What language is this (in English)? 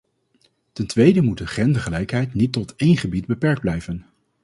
Dutch